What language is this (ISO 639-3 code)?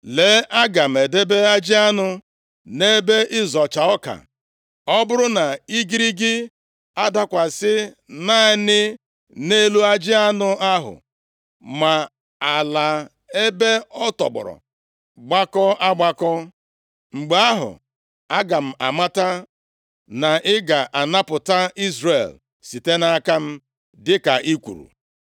ibo